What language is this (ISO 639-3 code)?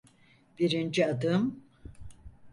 tur